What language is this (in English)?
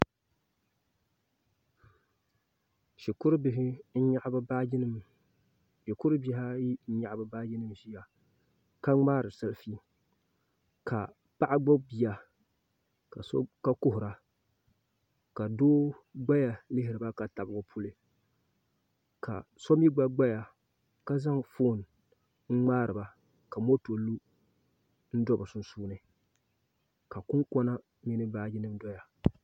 Dagbani